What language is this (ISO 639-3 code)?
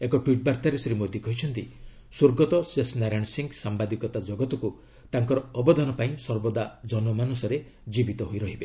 ori